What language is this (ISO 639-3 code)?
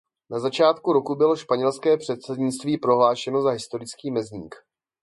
ces